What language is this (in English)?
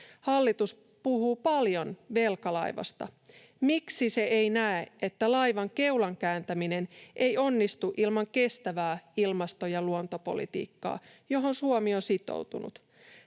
Finnish